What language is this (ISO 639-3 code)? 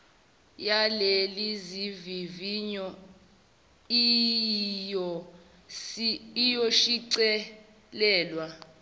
zul